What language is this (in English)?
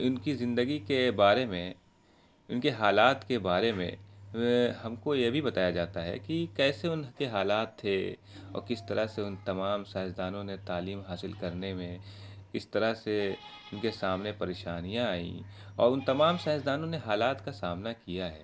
Urdu